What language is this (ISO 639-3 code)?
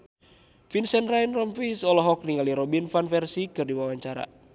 sun